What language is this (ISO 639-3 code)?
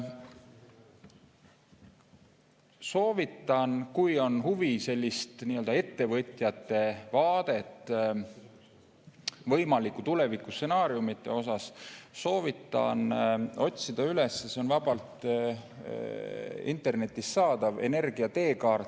est